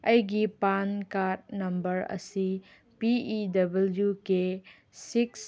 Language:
Manipuri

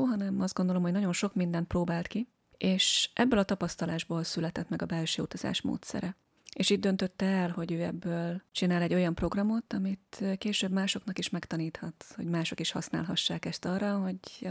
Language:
Hungarian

